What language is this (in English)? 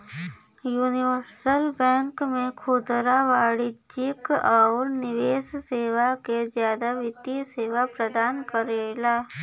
Bhojpuri